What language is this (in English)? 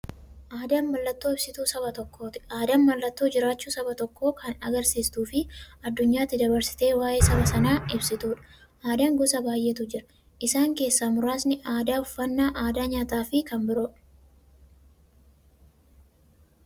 Oromo